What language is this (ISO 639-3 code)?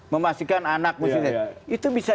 ind